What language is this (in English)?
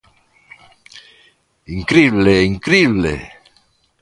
Galician